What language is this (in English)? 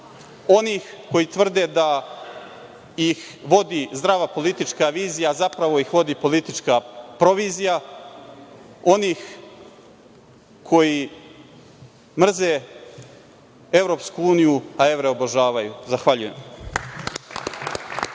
Serbian